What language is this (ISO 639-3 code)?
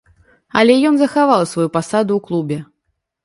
bel